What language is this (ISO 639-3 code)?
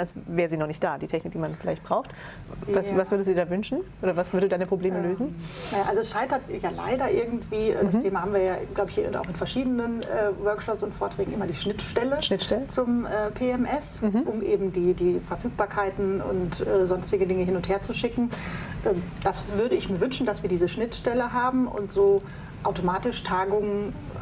deu